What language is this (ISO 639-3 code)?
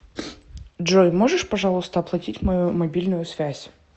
rus